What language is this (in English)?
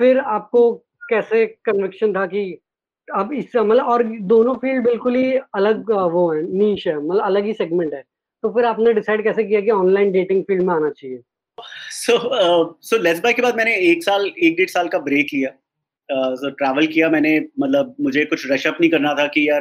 Hindi